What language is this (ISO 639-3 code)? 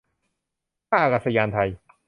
tha